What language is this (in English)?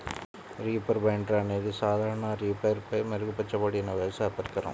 Telugu